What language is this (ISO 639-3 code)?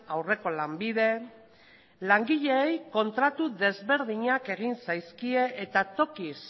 eus